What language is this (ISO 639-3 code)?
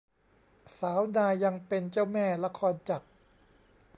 tha